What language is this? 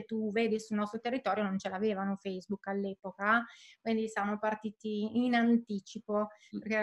Italian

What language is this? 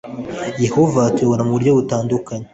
Kinyarwanda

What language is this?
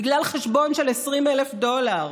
Hebrew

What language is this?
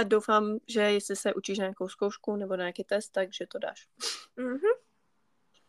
Czech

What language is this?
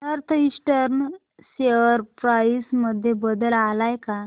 Marathi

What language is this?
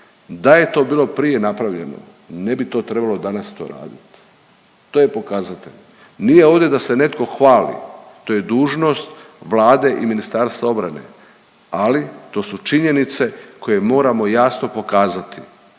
Croatian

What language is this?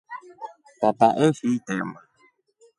Rombo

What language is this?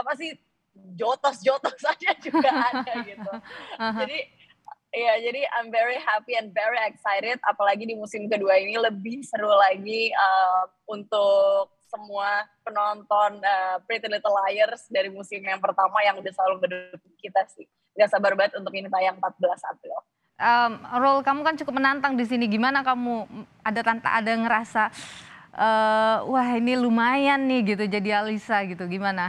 Indonesian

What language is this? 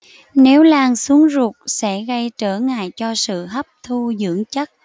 Vietnamese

